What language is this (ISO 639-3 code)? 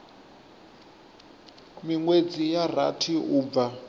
ven